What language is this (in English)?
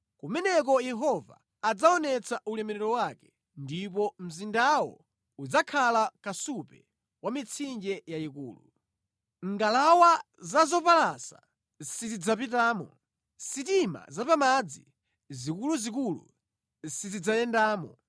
Nyanja